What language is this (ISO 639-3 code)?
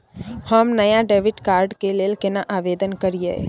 mai